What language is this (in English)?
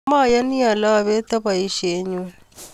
Kalenjin